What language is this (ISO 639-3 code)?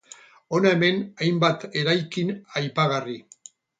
eus